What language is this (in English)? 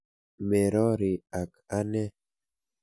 Kalenjin